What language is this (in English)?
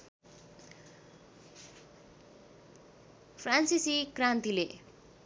Nepali